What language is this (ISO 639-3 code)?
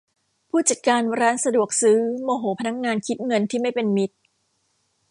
tha